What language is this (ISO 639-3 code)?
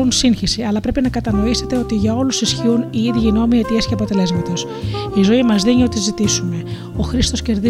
ell